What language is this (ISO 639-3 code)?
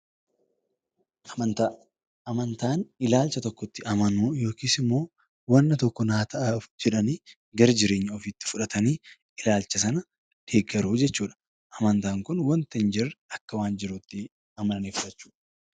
orm